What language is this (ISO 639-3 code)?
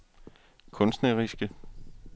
dan